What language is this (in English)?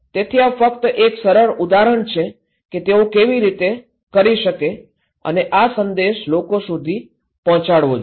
Gujarati